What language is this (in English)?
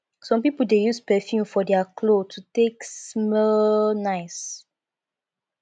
Nigerian Pidgin